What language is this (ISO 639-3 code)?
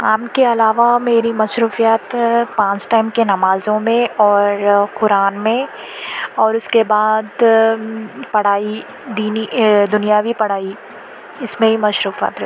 urd